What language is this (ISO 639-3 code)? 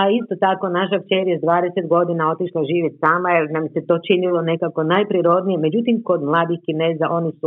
hrv